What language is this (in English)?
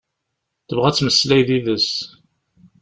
Kabyle